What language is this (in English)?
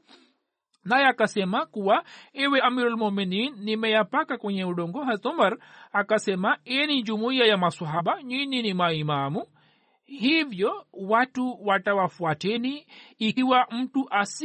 Swahili